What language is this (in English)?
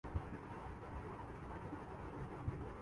Urdu